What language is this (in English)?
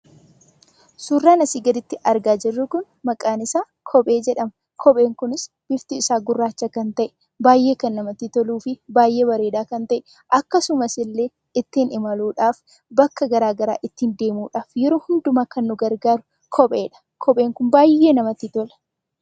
Oromo